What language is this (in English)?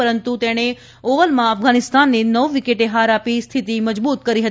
Gujarati